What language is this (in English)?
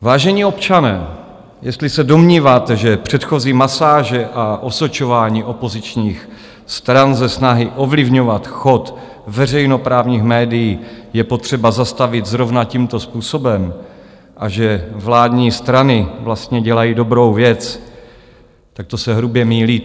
Czech